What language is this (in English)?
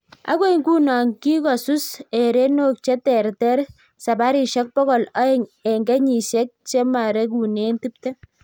Kalenjin